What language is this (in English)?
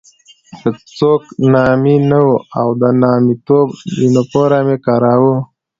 Pashto